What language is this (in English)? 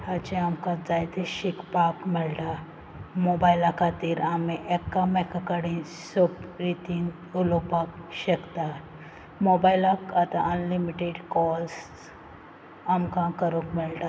Konkani